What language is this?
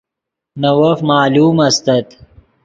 Yidgha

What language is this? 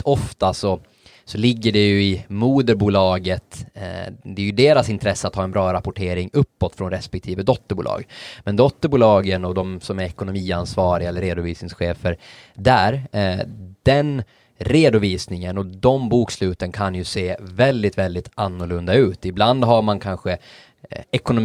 Swedish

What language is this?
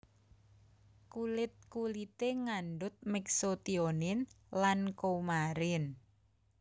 Javanese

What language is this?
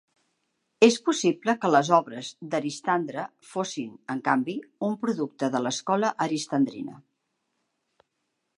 Catalan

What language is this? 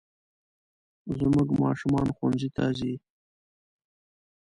Pashto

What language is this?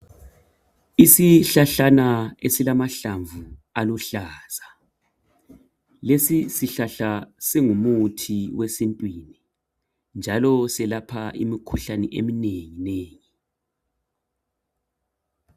North Ndebele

